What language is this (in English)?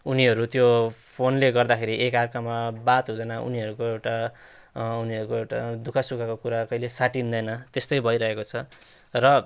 Nepali